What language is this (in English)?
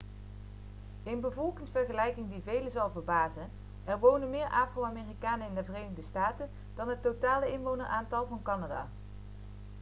Dutch